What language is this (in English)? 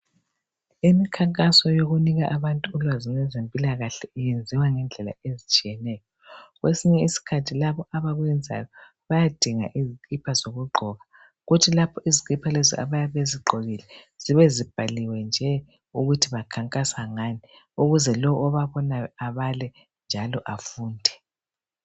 North Ndebele